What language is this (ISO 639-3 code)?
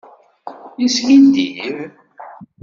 kab